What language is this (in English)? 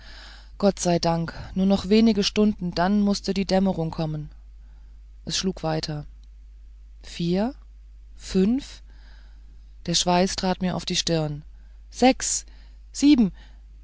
German